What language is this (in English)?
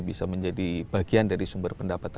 Indonesian